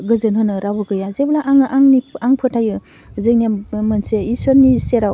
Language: Bodo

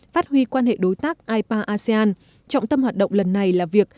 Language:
Vietnamese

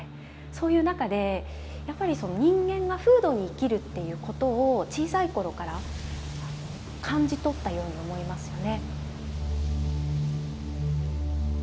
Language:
Japanese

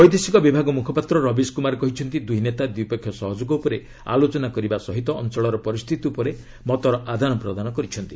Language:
Odia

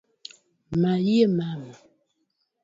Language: Luo (Kenya and Tanzania)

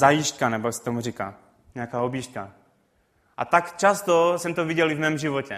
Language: Czech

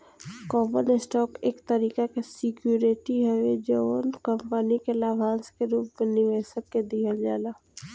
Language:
Bhojpuri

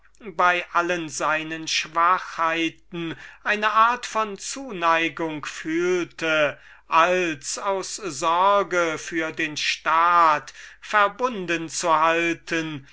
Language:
German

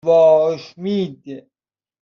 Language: Persian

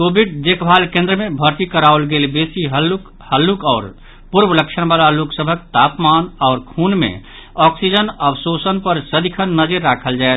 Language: Maithili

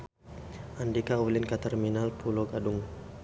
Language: Sundanese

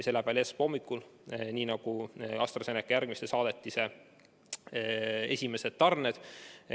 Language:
Estonian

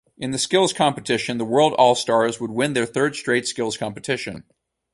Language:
English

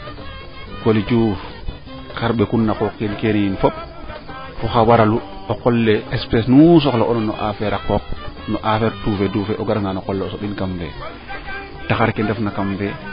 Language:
Serer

